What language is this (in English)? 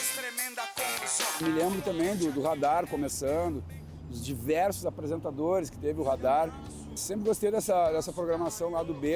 Portuguese